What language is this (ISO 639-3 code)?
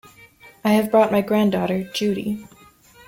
eng